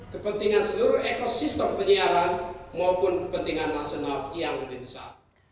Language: Indonesian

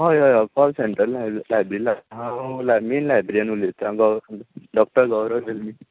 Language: Konkani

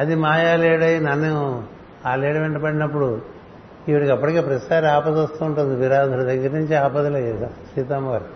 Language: Telugu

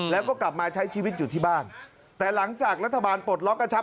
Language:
Thai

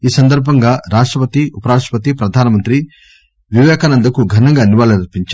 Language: Telugu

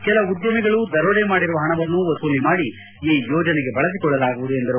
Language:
Kannada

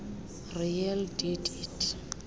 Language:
Xhosa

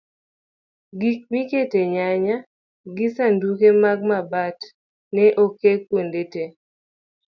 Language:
Luo (Kenya and Tanzania)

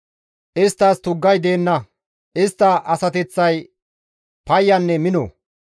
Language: Gamo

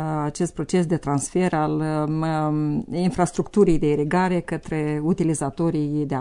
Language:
Romanian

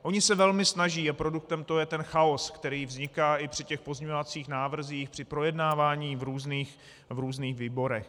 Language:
Czech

